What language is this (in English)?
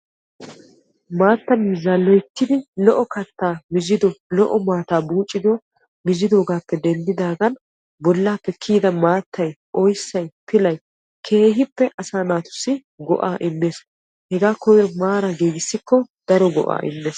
Wolaytta